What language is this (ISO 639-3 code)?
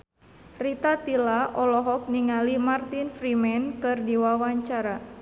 sun